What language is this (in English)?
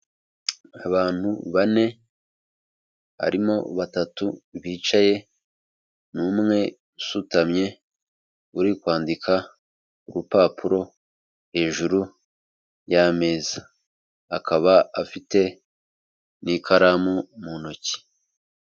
Kinyarwanda